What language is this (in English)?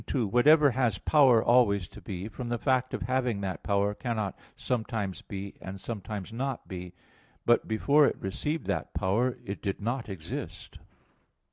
English